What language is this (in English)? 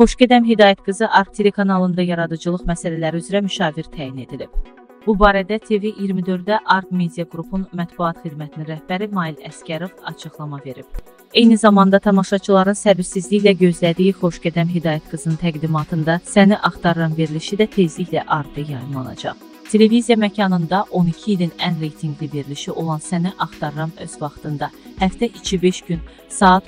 Turkish